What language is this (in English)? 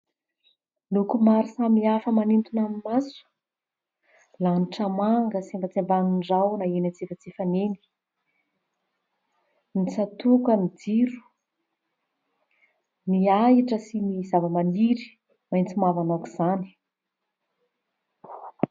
Malagasy